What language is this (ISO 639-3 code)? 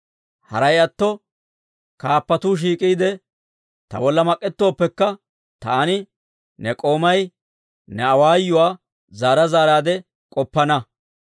dwr